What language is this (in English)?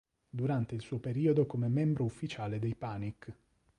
Italian